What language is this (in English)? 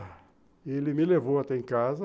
Portuguese